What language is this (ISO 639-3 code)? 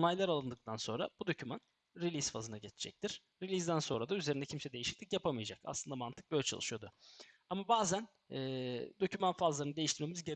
tur